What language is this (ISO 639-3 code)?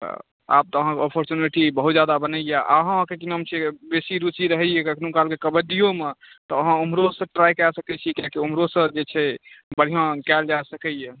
mai